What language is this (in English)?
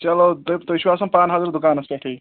Kashmiri